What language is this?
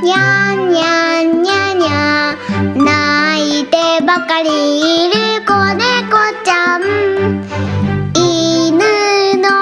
Japanese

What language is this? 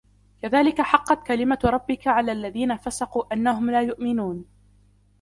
Arabic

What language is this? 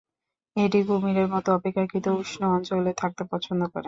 Bangla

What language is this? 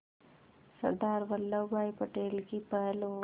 Hindi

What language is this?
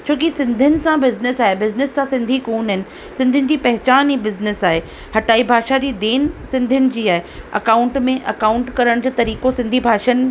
Sindhi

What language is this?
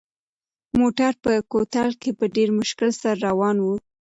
Pashto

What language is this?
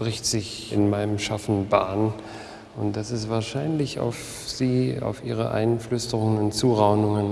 German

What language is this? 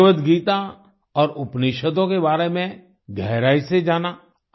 Hindi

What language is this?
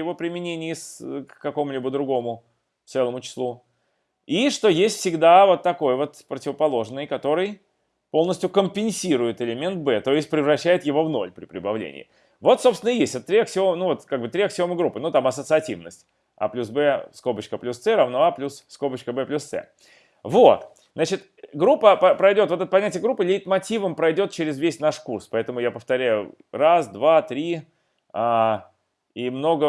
Russian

